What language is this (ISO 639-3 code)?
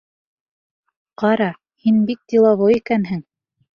bak